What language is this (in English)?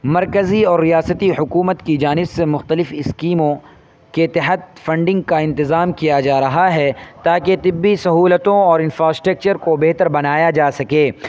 Urdu